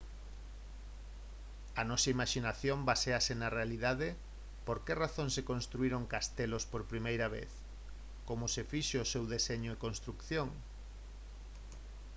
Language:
Galician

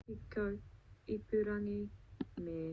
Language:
Māori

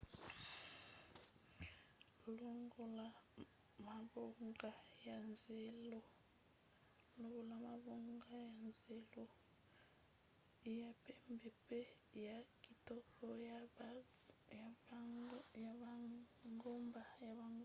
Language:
Lingala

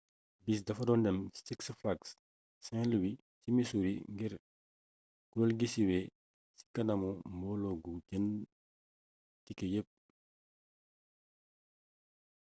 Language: Wolof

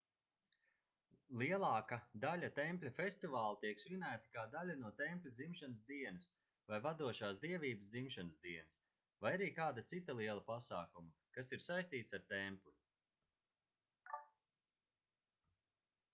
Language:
Latvian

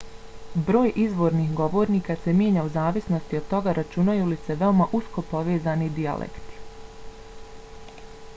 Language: Bosnian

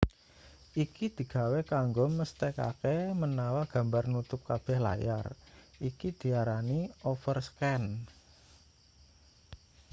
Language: Javanese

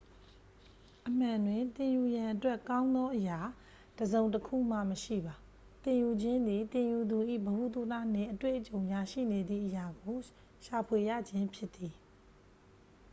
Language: Burmese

